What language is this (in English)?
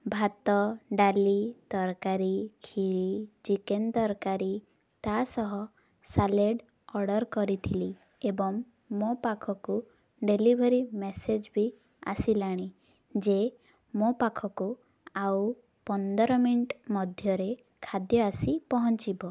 Odia